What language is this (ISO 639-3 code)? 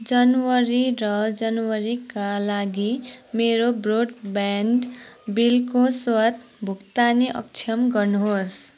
nep